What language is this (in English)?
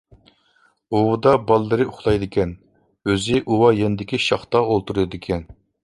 Uyghur